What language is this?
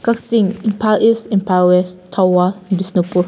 Manipuri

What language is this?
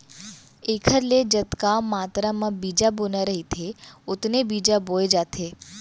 Chhattisgarhi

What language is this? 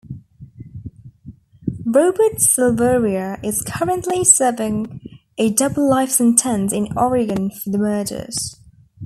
English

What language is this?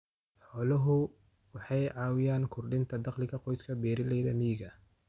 Somali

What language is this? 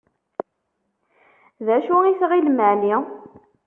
Kabyle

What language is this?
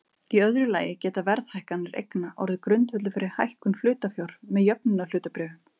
Icelandic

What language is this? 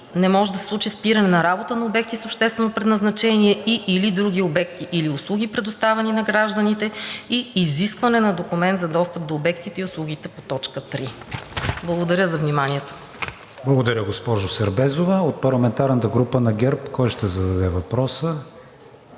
Bulgarian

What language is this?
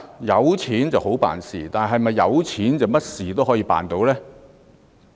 Cantonese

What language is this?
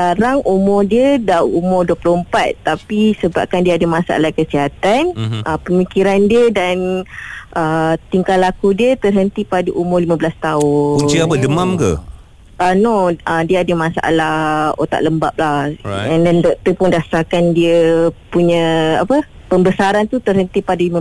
Malay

